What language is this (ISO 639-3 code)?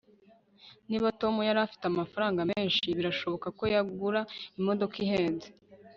kin